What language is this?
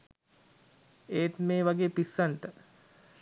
Sinhala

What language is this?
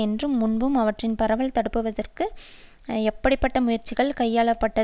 Tamil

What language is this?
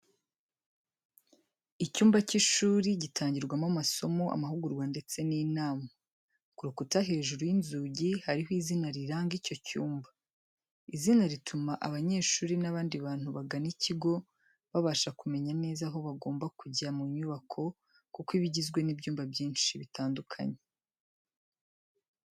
Kinyarwanda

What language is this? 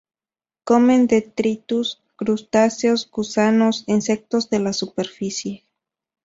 Spanish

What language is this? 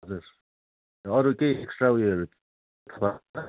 Nepali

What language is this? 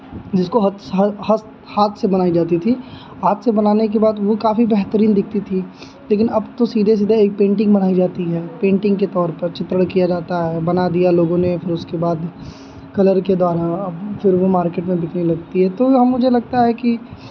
Hindi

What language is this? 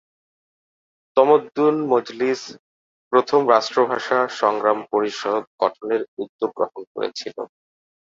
Bangla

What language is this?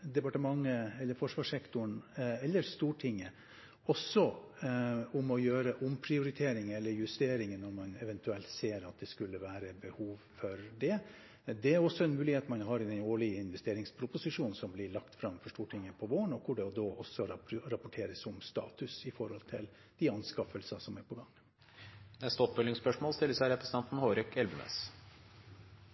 Norwegian Bokmål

